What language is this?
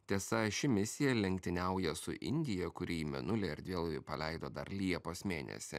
Lithuanian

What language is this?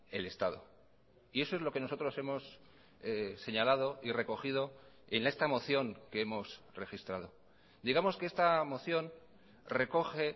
Spanish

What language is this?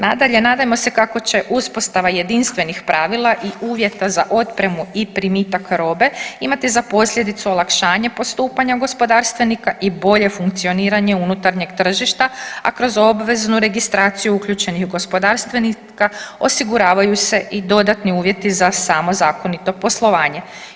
Croatian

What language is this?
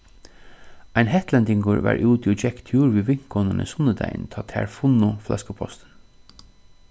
Faroese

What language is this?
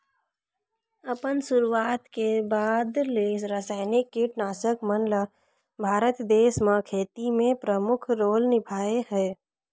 Chhattisgarhi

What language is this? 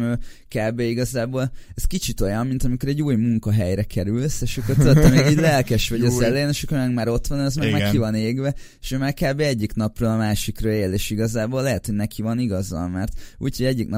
Hungarian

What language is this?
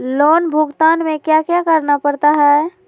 Magahi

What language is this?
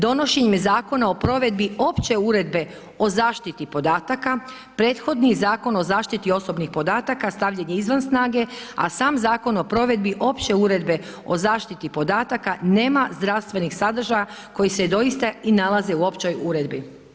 Croatian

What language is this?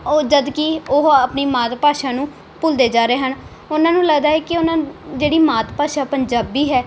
Punjabi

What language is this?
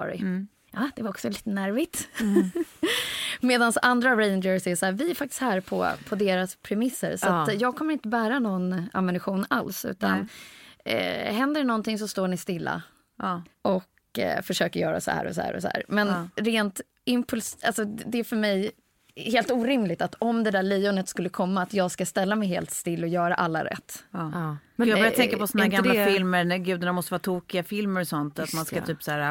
Swedish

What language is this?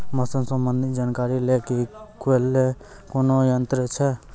Maithili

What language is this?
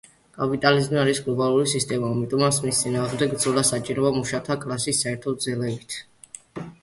Georgian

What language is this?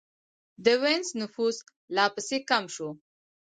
Pashto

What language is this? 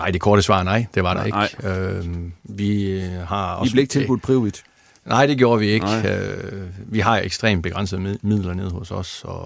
Danish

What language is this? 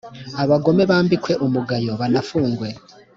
Kinyarwanda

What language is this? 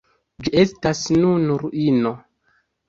Esperanto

